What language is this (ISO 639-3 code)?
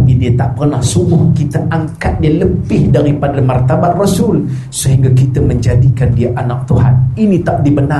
msa